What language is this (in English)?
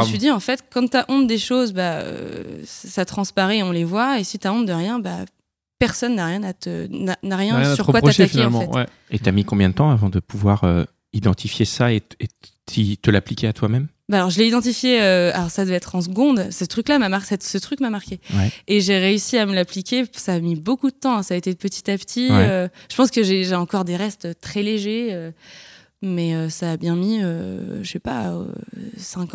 French